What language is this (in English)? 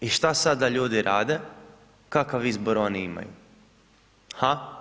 Croatian